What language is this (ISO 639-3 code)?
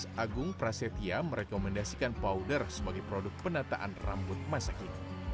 ind